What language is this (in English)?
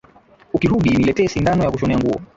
Swahili